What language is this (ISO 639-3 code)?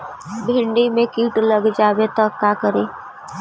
mag